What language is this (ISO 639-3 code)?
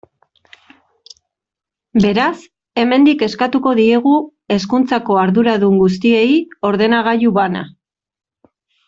eus